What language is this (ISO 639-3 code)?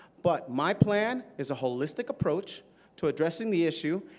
eng